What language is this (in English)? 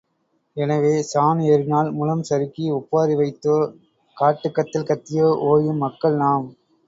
Tamil